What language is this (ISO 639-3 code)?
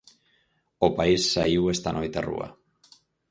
glg